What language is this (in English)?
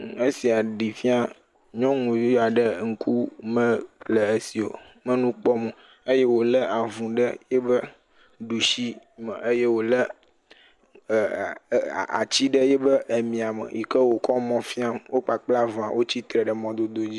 Ewe